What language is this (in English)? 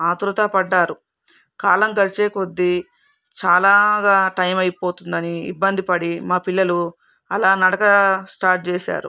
Telugu